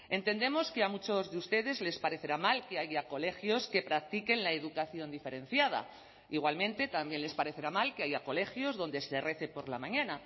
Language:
Spanish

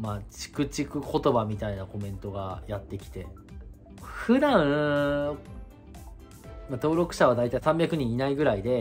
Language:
Japanese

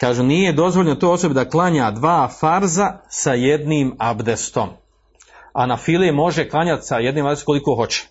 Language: Croatian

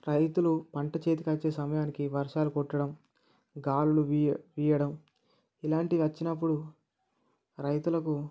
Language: Telugu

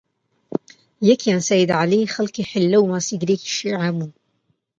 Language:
Central Kurdish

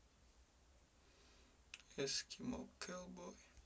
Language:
Russian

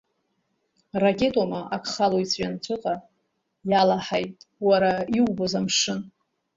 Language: Abkhazian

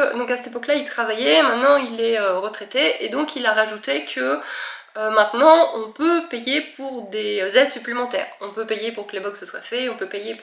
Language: French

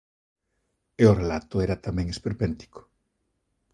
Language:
Galician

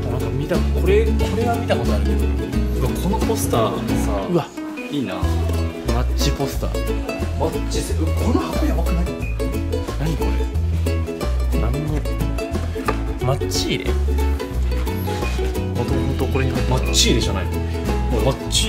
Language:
Japanese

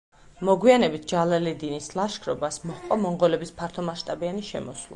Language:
Georgian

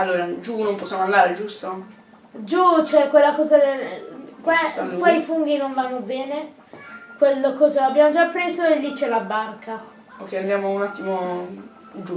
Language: Italian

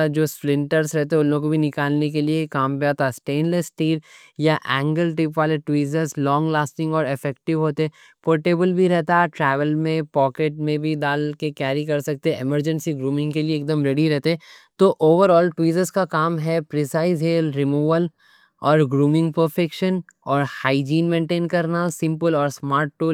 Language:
Deccan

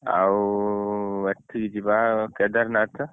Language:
Odia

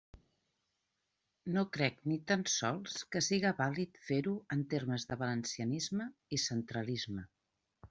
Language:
Catalan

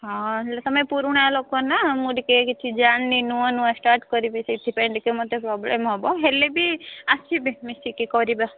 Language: Odia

